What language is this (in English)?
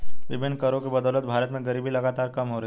Hindi